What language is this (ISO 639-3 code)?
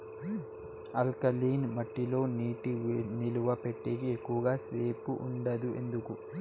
tel